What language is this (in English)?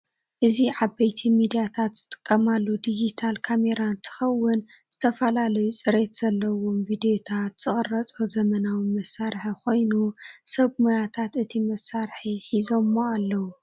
Tigrinya